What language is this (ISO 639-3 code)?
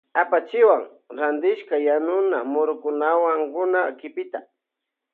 qvj